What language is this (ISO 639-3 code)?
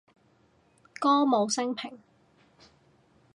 yue